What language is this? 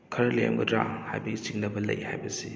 Manipuri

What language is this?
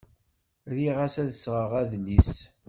Kabyle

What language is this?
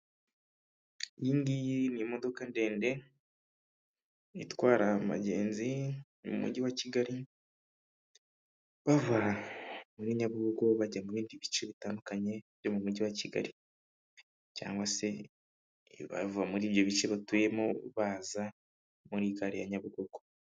Kinyarwanda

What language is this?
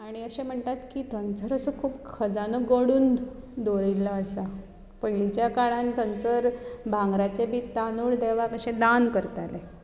Konkani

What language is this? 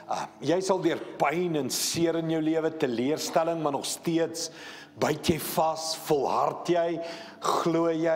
Dutch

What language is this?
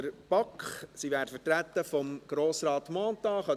Swiss German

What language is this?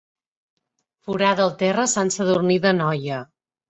Catalan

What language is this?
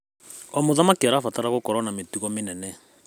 Kikuyu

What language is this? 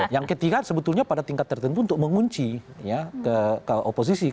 Indonesian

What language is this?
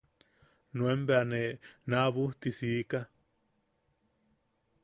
Yaqui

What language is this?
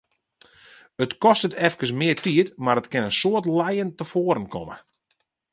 Western Frisian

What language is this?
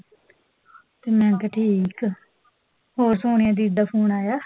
Punjabi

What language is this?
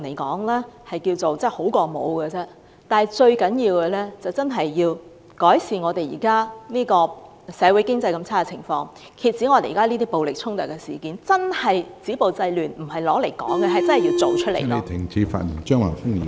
Cantonese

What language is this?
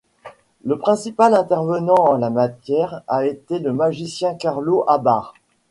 French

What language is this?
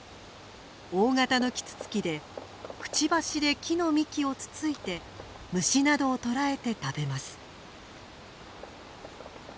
Japanese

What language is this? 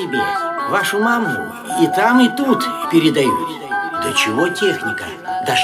Polish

